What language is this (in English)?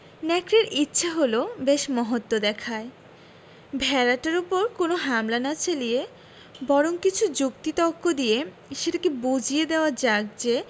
Bangla